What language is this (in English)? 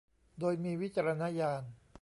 Thai